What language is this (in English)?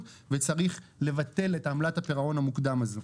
Hebrew